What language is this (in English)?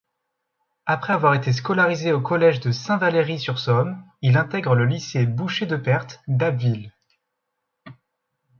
French